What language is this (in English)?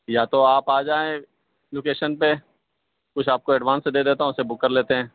Urdu